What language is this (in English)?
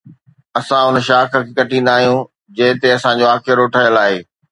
Sindhi